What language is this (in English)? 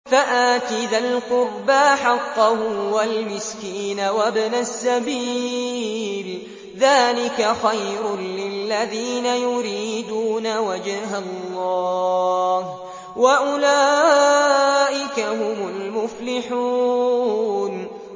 Arabic